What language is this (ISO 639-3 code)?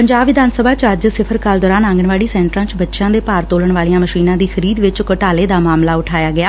pan